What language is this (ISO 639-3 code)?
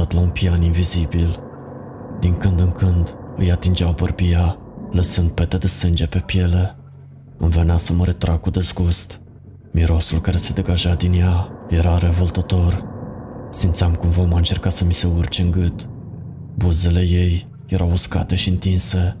ron